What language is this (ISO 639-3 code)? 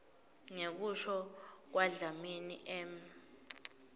ssw